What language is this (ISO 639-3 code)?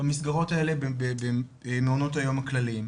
heb